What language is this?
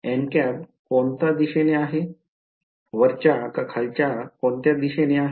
Marathi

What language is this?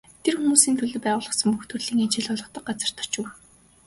Mongolian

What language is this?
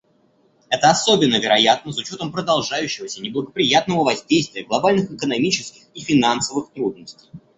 Russian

